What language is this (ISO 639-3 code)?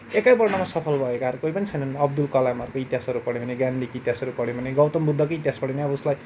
nep